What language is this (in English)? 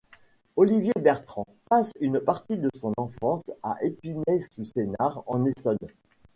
French